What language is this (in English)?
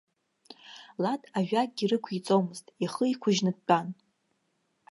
Abkhazian